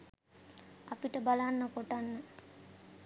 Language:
Sinhala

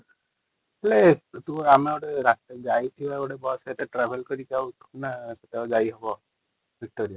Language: Odia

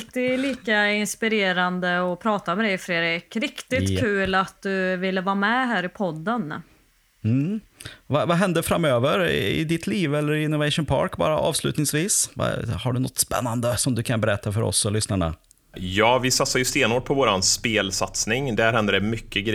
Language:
Swedish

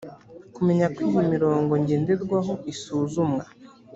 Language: Kinyarwanda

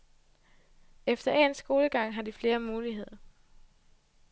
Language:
Danish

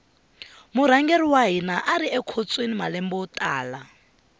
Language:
Tsonga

